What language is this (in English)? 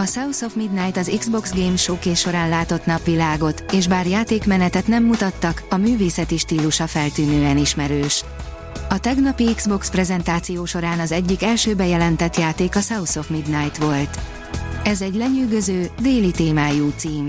Hungarian